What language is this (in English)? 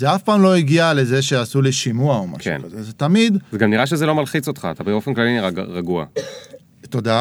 Hebrew